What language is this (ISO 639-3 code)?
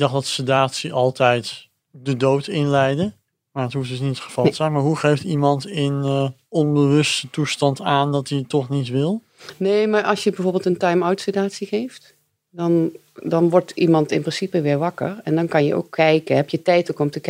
nld